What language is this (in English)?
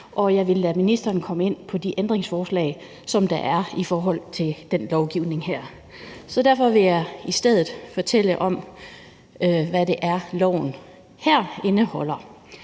Danish